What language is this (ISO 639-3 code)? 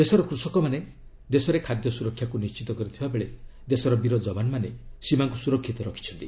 ori